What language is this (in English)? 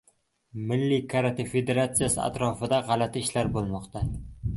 Uzbek